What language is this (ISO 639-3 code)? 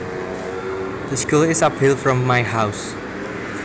jav